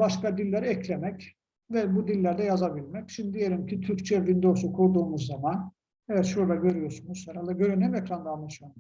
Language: Turkish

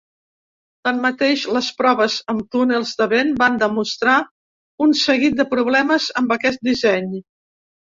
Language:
Catalan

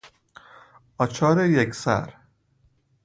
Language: Persian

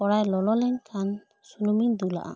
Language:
Santali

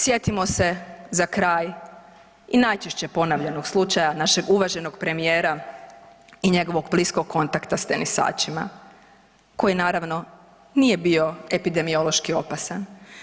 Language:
Croatian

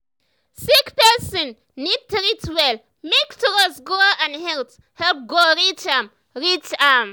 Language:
Nigerian Pidgin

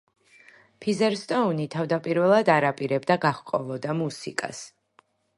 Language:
Georgian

